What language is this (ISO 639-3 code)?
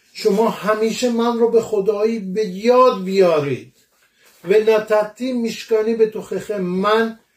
fas